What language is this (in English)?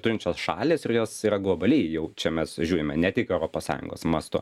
Lithuanian